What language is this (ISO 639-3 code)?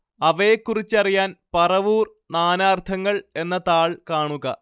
mal